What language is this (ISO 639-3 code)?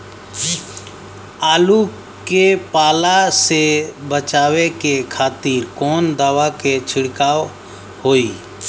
bho